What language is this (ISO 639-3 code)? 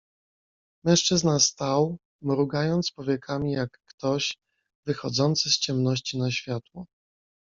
pol